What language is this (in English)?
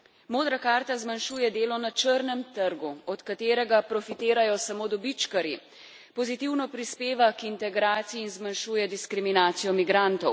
Slovenian